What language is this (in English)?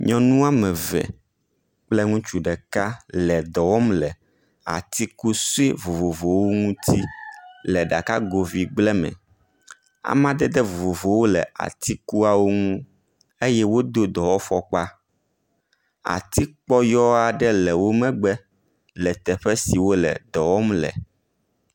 Ewe